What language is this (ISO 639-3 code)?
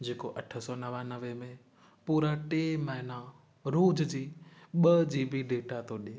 snd